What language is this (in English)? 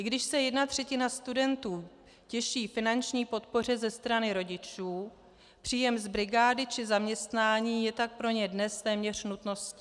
Czech